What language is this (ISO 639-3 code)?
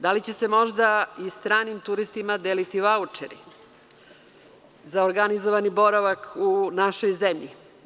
srp